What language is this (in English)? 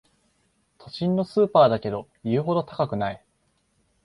Japanese